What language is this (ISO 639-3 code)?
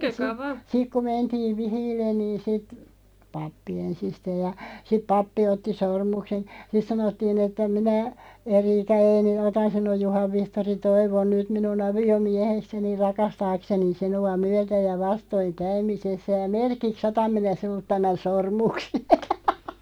fin